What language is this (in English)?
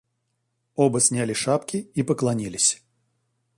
Russian